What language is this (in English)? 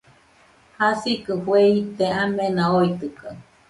Nüpode Huitoto